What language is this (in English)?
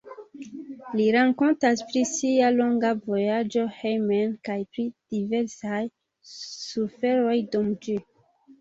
Esperanto